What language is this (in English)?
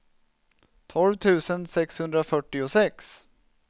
Swedish